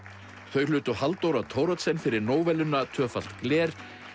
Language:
Icelandic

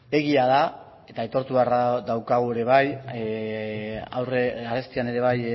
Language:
Basque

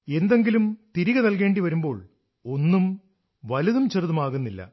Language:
Malayalam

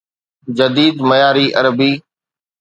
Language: Sindhi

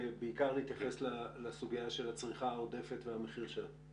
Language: Hebrew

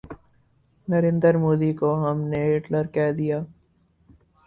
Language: Urdu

